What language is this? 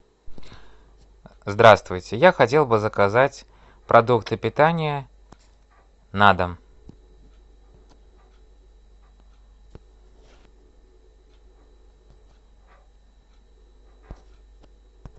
Russian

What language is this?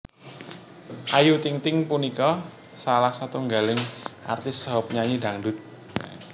Javanese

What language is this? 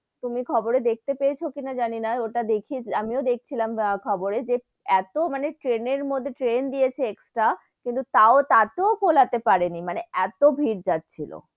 Bangla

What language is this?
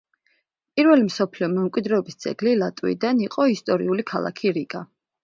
Georgian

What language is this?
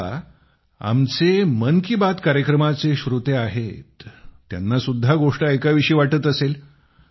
Marathi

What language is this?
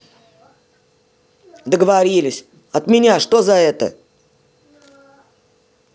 Russian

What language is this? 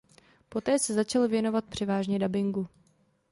Czech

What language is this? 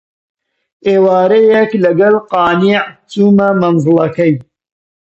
Central Kurdish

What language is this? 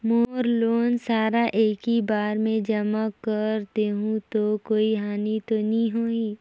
Chhattisgarhi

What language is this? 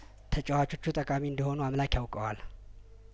Amharic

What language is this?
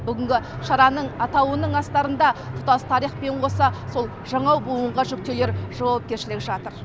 Kazakh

